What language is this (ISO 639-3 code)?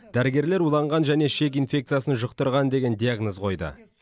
kaz